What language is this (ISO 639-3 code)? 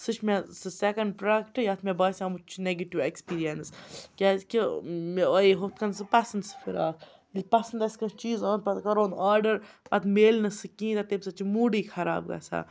kas